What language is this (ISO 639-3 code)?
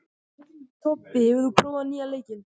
isl